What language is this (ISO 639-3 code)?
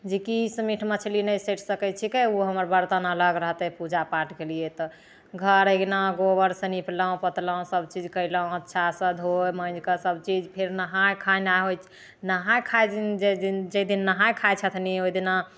mai